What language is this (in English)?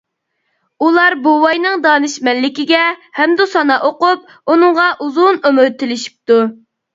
Uyghur